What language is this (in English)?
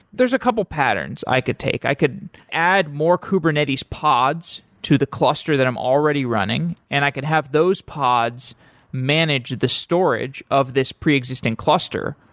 English